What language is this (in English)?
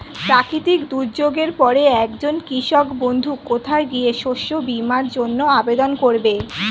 Bangla